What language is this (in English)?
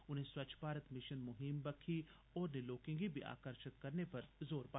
Dogri